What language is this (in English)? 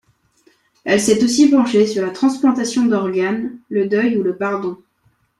French